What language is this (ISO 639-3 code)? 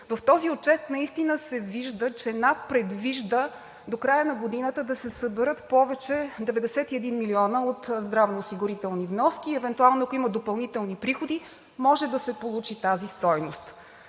bul